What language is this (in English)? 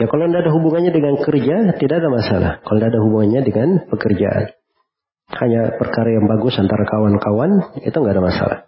Indonesian